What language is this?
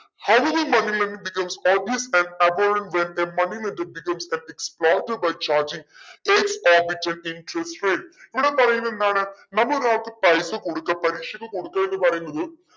Malayalam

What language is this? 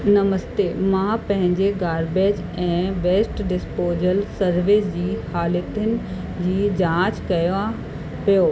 Sindhi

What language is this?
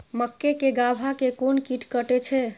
Maithili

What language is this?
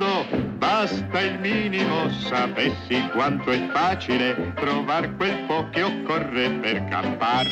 Italian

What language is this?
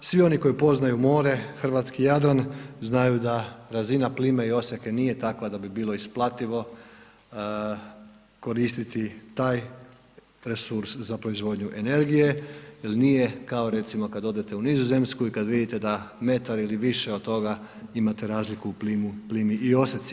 Croatian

